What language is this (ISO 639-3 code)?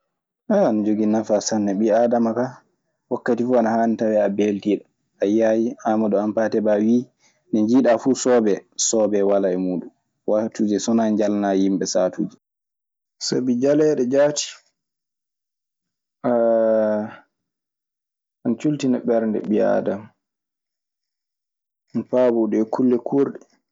ffm